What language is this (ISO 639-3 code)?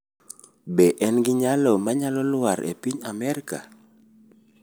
luo